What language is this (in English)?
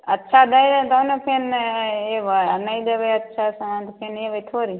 Maithili